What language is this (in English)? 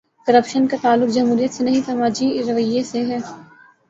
Urdu